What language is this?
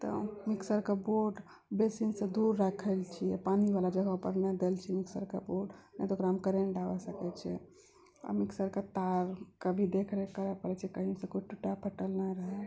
Maithili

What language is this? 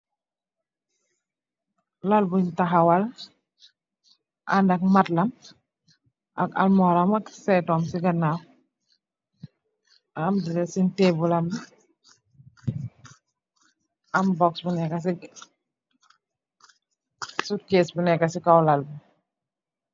Wolof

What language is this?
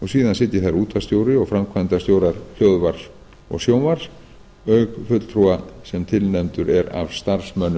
Icelandic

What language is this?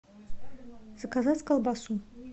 Russian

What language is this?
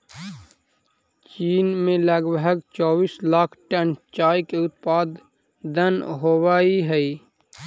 Magahi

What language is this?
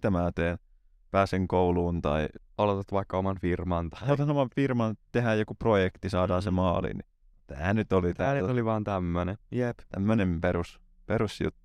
Finnish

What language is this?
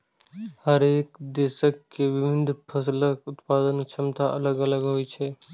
Maithili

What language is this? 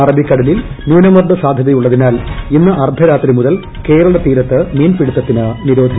Malayalam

